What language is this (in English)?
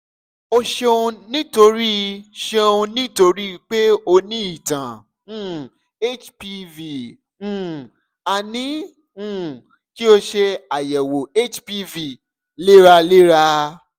Yoruba